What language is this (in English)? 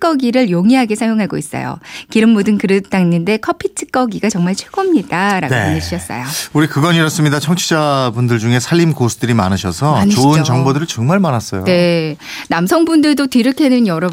Korean